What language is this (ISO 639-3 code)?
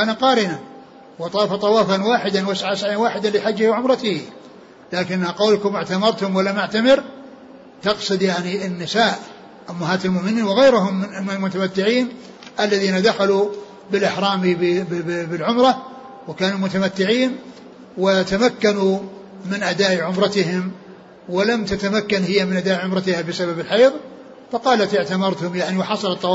ara